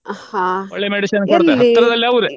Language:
Kannada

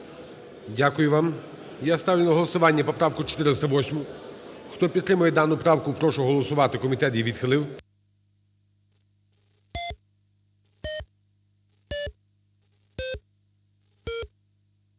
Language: Ukrainian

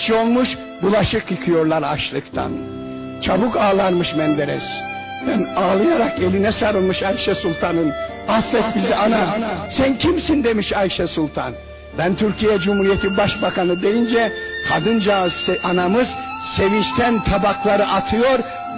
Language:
Turkish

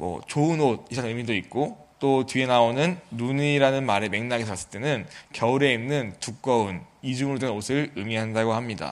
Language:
Korean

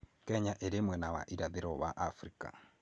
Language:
Kikuyu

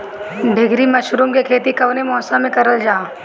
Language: Bhojpuri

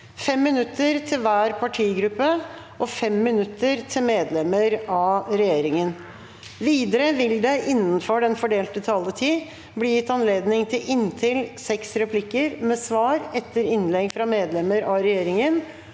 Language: Norwegian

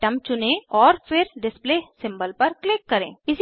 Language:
Hindi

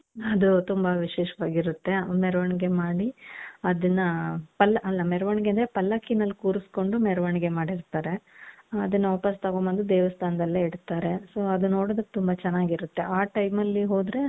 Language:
Kannada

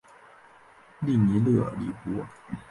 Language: Chinese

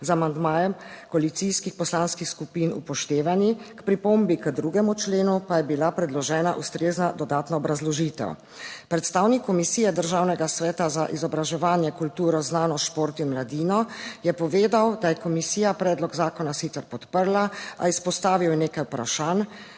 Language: Slovenian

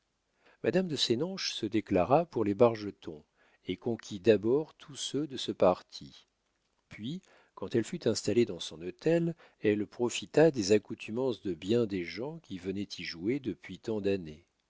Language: French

